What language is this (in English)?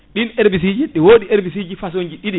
Fula